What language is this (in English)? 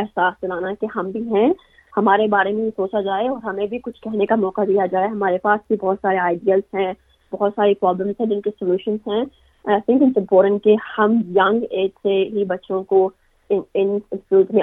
Urdu